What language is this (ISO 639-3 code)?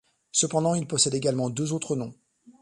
fra